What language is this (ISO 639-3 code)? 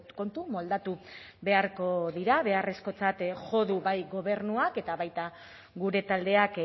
eus